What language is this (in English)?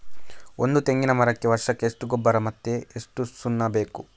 Kannada